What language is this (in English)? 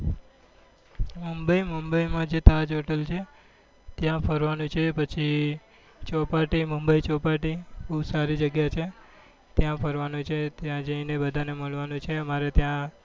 Gujarati